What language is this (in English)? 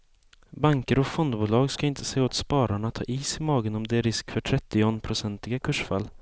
Swedish